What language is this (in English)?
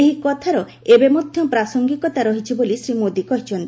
Odia